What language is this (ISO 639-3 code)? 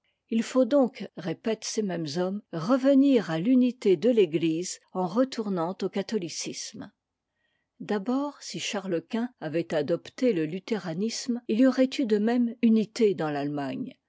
fra